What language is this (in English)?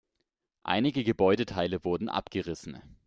German